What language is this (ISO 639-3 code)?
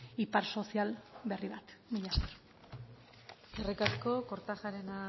eus